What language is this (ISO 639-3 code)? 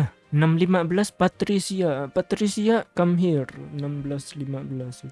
ind